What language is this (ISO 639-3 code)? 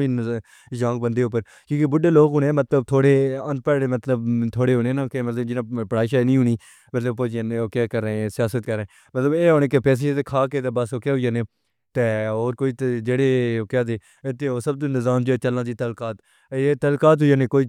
phr